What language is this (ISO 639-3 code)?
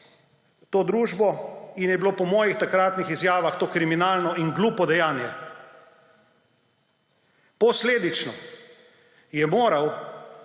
slv